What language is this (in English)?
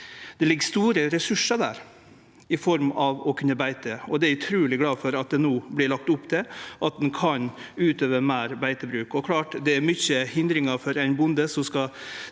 Norwegian